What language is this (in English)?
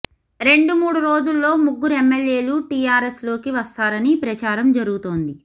Telugu